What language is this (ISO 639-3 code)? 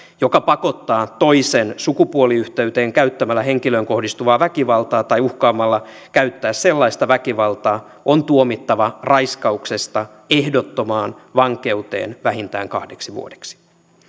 fin